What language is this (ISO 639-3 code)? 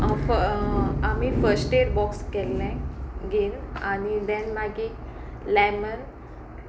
kok